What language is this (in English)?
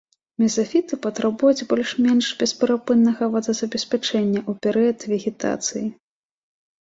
Belarusian